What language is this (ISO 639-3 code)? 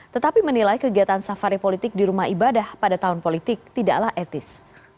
ind